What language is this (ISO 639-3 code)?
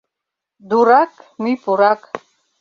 chm